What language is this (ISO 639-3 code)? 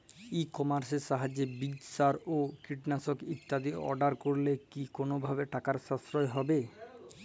ben